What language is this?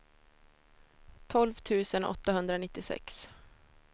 Swedish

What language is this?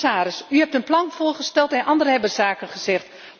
Dutch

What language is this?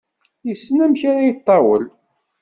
Kabyle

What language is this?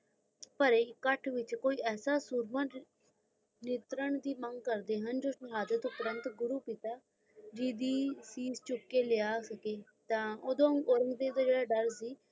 Punjabi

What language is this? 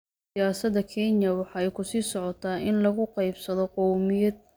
Somali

